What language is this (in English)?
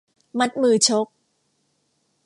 Thai